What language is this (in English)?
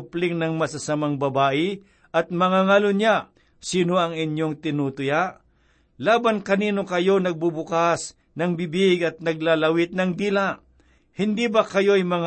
Filipino